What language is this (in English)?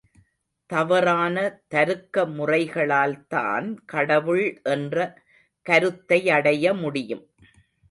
Tamil